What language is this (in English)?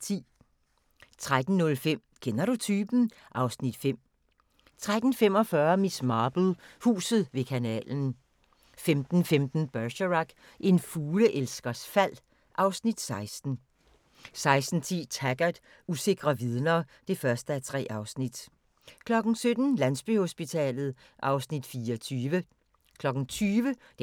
Danish